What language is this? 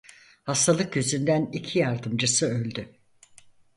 Turkish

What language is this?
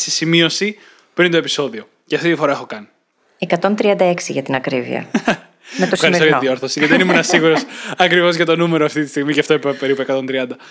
Greek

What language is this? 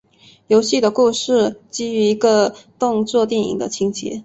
Chinese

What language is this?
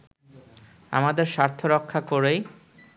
Bangla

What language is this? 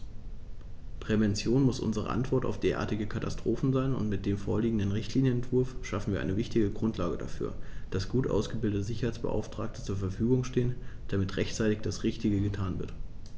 German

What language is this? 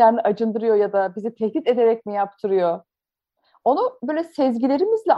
Turkish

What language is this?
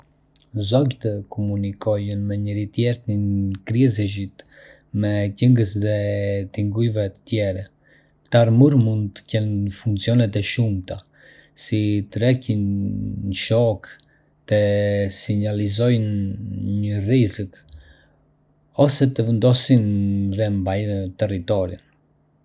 Arbëreshë Albanian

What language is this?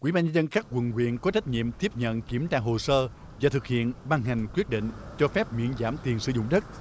Vietnamese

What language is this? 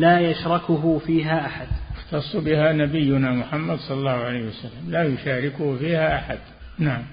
Arabic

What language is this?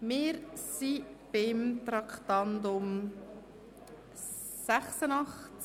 Swiss German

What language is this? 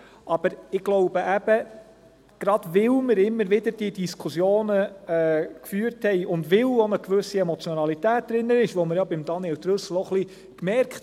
Swiss German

